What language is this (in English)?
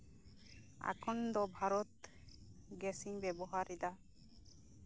Santali